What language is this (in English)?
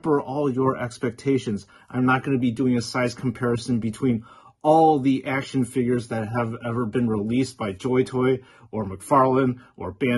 English